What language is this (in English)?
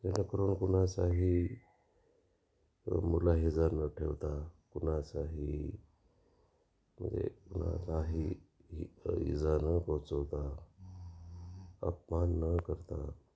Marathi